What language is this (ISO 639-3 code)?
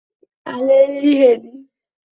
ara